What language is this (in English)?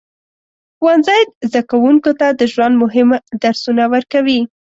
Pashto